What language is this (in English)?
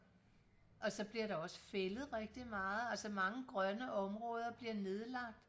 Danish